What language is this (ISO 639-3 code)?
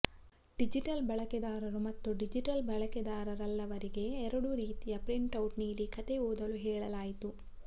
kan